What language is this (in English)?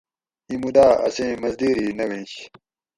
Gawri